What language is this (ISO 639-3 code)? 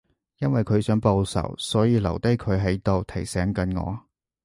yue